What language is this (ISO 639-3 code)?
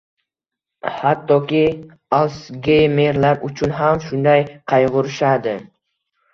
uzb